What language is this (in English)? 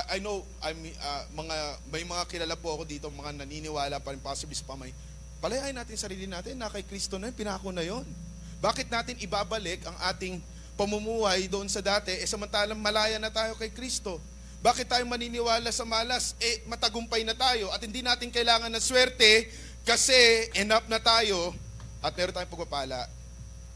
Filipino